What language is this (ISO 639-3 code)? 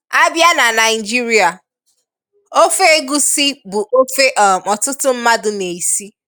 ibo